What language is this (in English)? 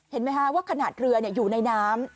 Thai